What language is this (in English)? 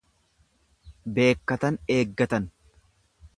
Oromo